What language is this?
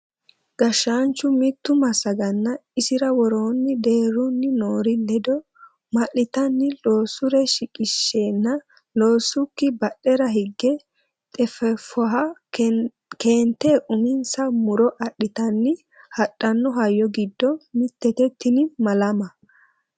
Sidamo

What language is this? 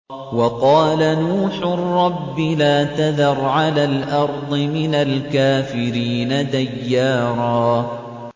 Arabic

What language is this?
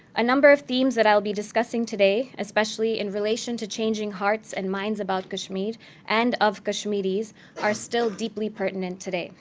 English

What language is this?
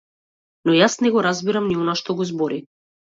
Macedonian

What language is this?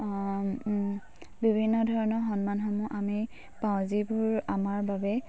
Assamese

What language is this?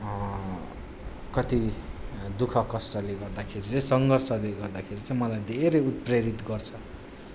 Nepali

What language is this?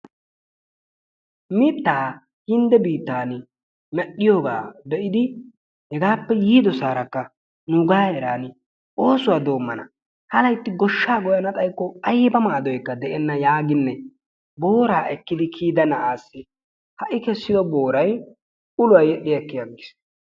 Wolaytta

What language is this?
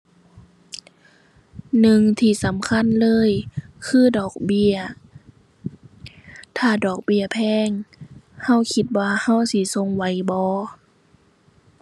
Thai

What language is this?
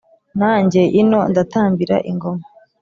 Kinyarwanda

